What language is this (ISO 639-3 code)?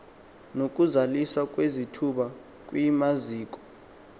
xho